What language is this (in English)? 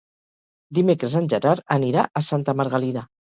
Catalan